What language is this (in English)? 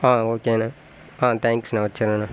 Tamil